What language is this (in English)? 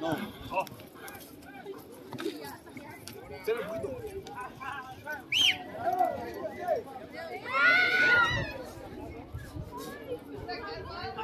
Spanish